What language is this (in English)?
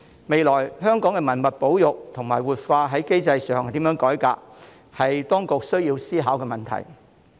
Cantonese